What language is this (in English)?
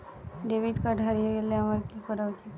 Bangla